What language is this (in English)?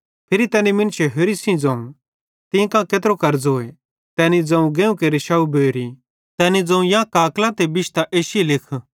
Bhadrawahi